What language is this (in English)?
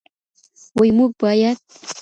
Pashto